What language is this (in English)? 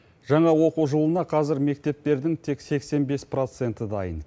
Kazakh